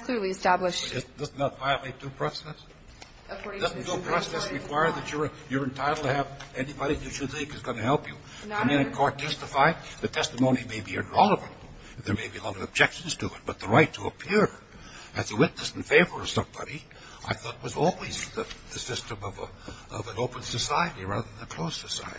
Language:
English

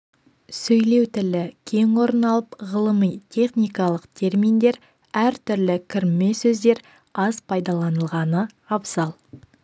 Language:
Kazakh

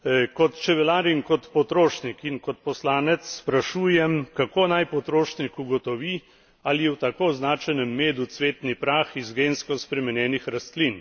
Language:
Slovenian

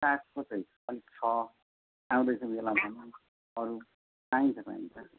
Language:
Nepali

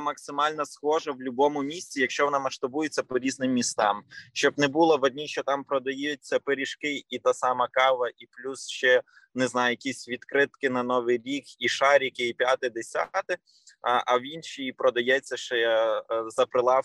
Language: Ukrainian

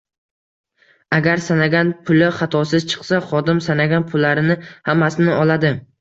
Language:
Uzbek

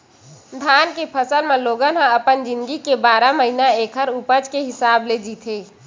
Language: Chhattisgarhi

